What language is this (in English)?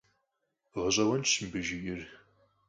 Kabardian